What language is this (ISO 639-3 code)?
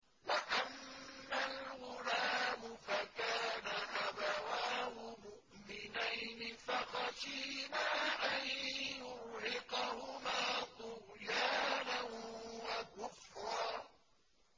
ara